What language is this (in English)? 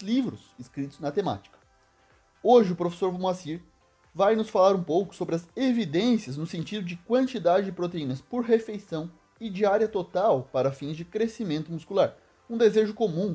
Portuguese